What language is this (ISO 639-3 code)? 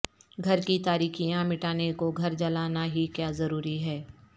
urd